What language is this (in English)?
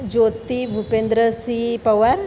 Gujarati